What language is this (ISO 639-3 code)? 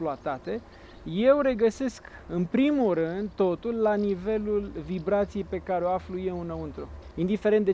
ron